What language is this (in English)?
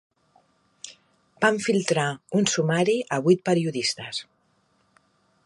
Catalan